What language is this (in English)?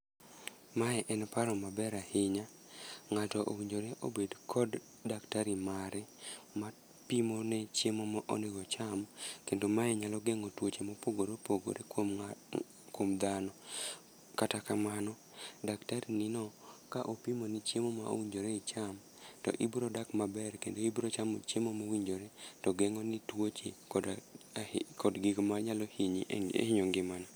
Luo (Kenya and Tanzania)